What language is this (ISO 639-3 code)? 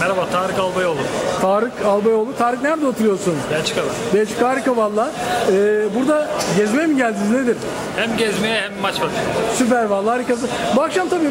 tur